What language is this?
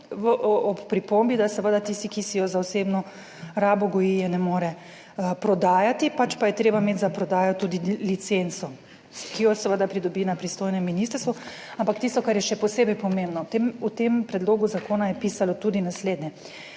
Slovenian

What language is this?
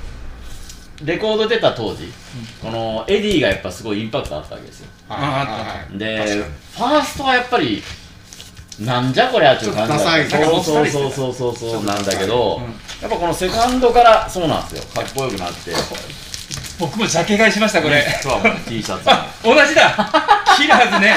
Japanese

